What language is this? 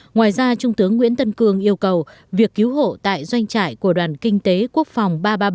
Vietnamese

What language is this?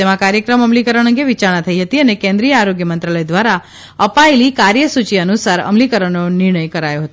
Gujarati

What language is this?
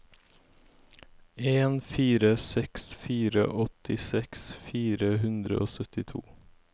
Norwegian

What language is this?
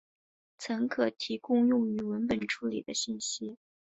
Chinese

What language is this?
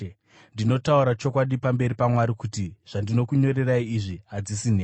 Shona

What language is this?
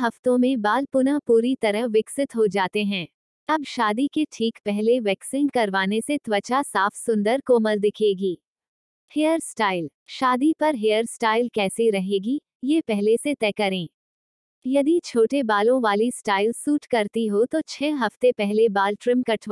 Hindi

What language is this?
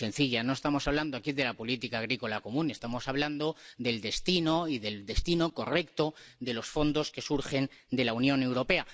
Spanish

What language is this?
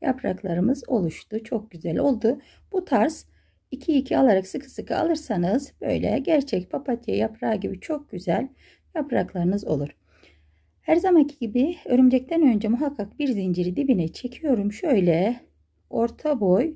Turkish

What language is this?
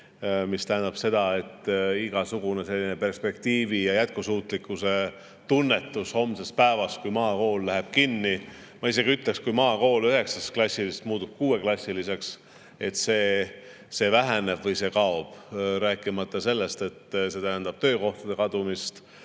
Estonian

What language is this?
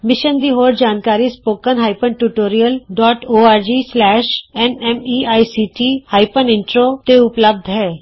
Punjabi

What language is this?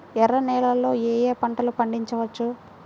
Telugu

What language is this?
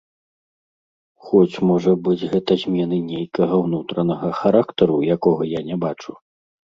Belarusian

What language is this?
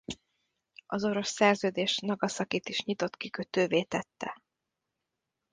Hungarian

